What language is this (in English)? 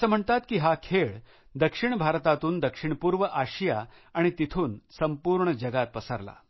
Marathi